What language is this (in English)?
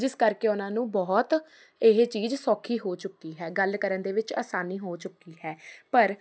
Punjabi